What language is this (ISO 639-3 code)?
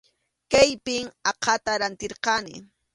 qxu